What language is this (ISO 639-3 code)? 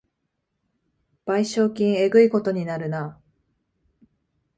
jpn